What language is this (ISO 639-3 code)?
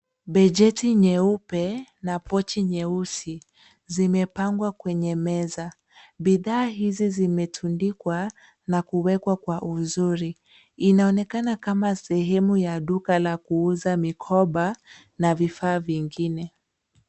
swa